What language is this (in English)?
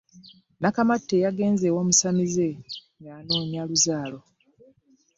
Ganda